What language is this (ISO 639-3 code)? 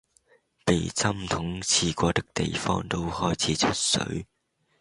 yue